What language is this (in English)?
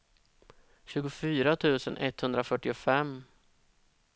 Swedish